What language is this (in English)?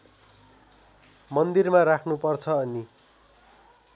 Nepali